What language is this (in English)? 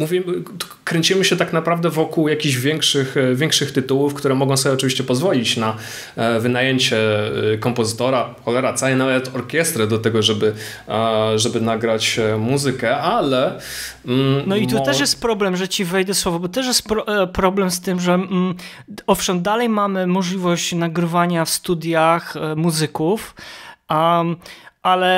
Polish